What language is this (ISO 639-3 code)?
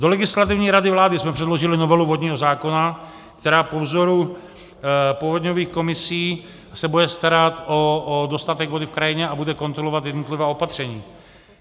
ces